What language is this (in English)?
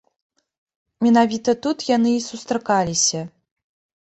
Belarusian